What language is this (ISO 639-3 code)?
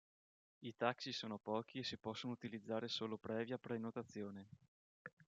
ita